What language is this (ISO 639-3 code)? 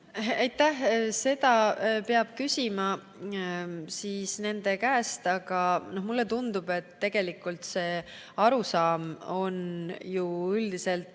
est